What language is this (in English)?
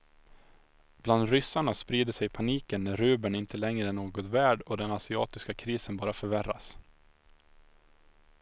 Swedish